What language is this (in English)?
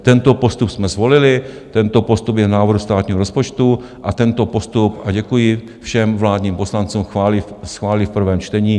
Czech